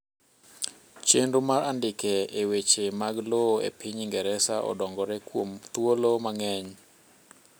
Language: Luo (Kenya and Tanzania)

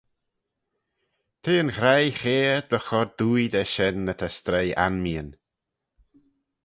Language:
Manx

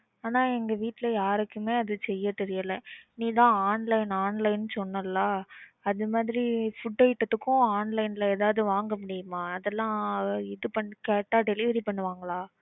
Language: Tamil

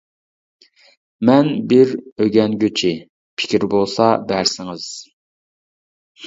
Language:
Uyghur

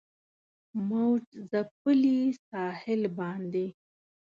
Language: Pashto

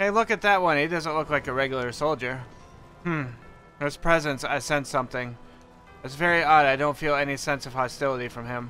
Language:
English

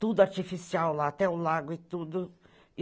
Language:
Portuguese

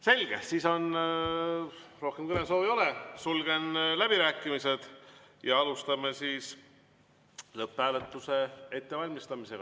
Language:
Estonian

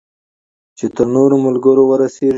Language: Pashto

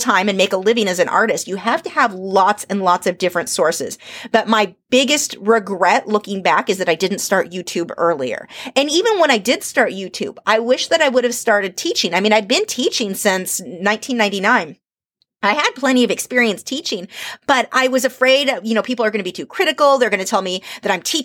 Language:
English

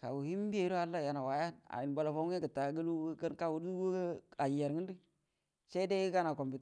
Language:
Buduma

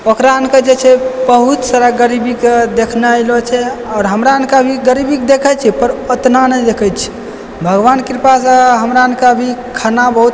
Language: Maithili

